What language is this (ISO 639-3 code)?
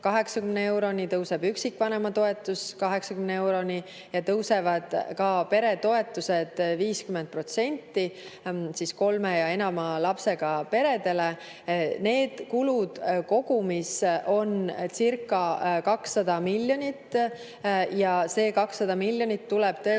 est